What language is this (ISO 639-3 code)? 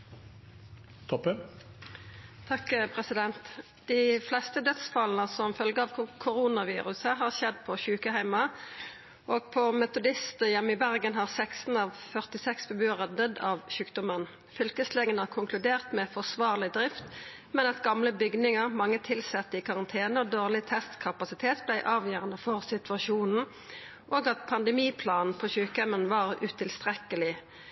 nno